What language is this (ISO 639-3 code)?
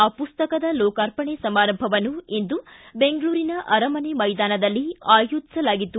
kan